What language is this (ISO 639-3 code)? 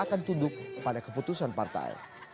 ind